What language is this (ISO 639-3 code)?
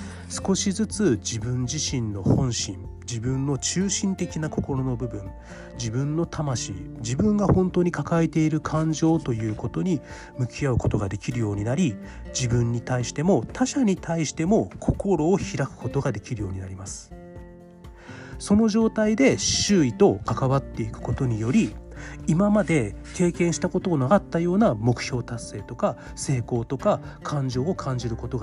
jpn